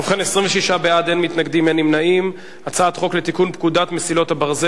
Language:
Hebrew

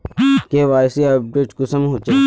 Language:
Magahi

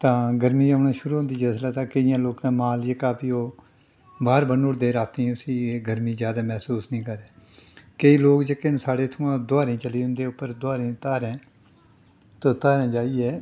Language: Dogri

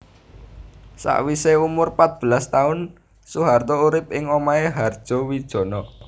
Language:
Javanese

